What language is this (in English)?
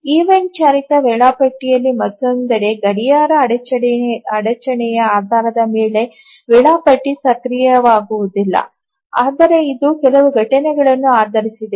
Kannada